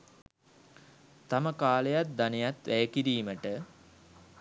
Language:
Sinhala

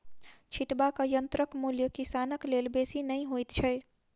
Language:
Maithili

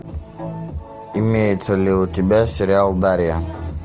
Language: Russian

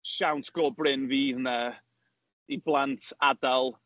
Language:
Welsh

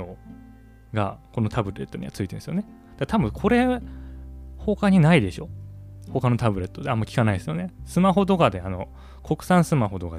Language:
Japanese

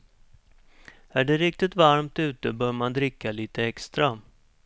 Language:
Swedish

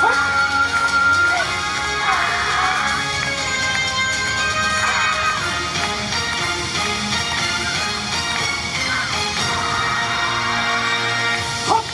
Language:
Japanese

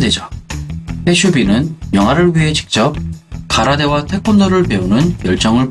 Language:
Korean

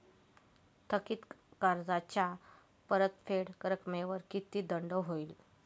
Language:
Marathi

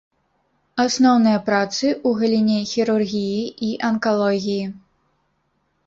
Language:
Belarusian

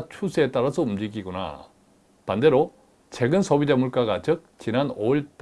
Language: Korean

